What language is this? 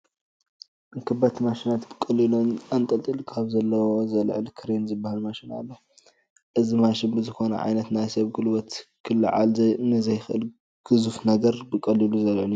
Tigrinya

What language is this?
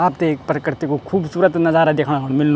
Garhwali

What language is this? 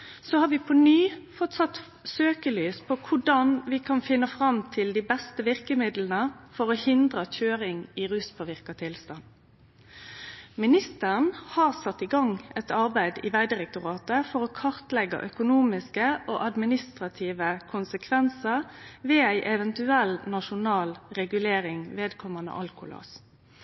Norwegian Nynorsk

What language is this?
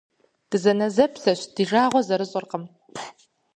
Kabardian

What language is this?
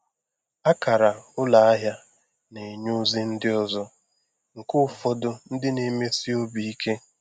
Igbo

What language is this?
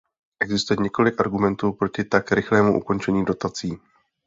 Czech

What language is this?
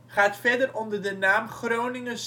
Dutch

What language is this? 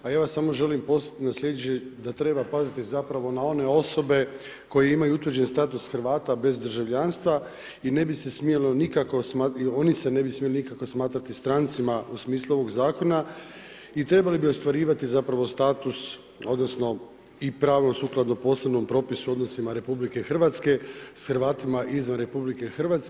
Croatian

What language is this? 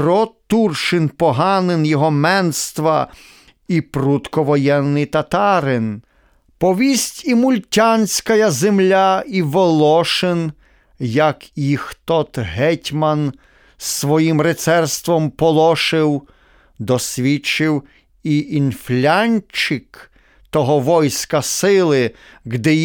Ukrainian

